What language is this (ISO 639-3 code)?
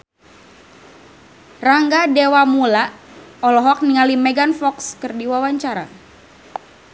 sun